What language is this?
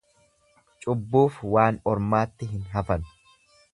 Oromo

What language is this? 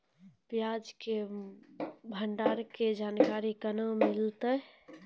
Maithili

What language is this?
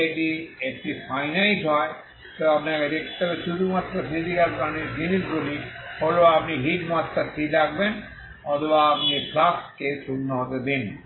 Bangla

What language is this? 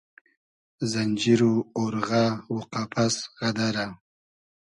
Hazaragi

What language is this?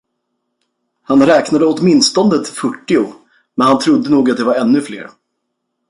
Swedish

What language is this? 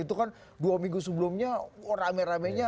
Indonesian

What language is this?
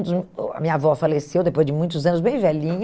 Portuguese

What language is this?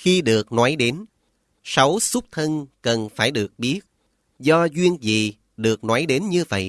Vietnamese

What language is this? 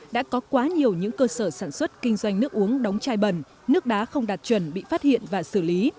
Vietnamese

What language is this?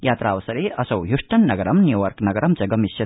Sanskrit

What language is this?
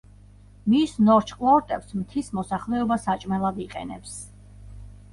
Georgian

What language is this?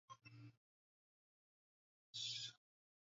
Swahili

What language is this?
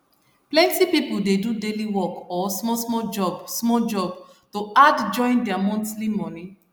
Nigerian Pidgin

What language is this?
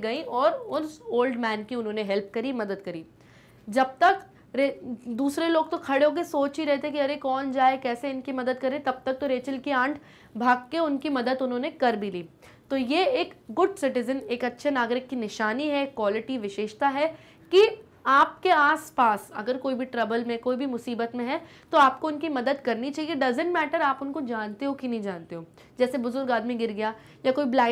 Hindi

